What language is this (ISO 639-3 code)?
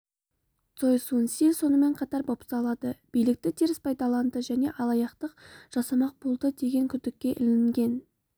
kaz